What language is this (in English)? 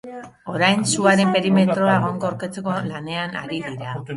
Basque